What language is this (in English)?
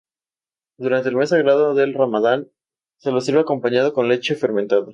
Spanish